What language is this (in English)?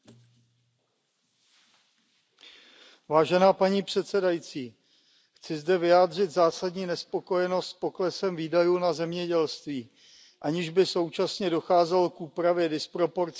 Czech